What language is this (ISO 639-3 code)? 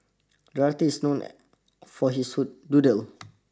eng